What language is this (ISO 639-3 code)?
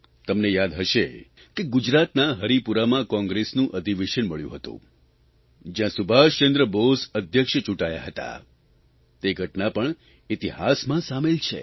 guj